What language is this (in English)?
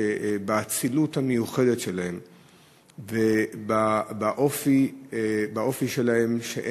Hebrew